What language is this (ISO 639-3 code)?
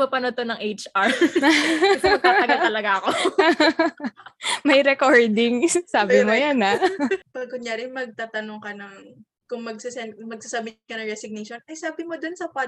fil